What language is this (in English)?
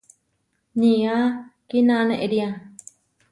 Huarijio